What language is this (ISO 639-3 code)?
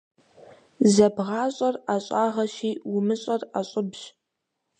kbd